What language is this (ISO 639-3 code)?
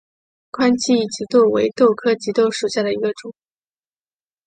zho